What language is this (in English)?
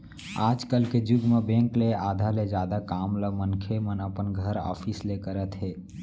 Chhattisgarhi